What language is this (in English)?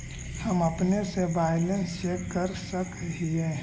Magahi